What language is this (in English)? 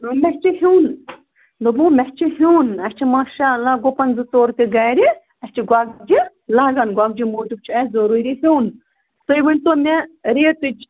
Kashmiri